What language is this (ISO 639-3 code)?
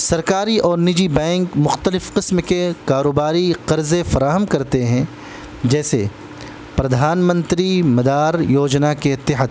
urd